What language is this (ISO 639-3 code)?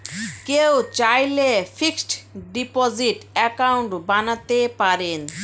ben